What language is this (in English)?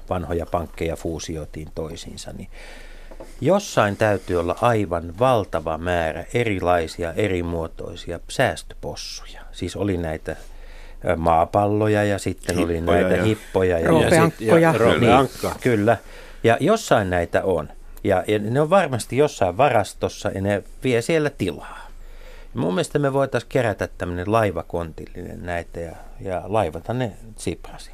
Finnish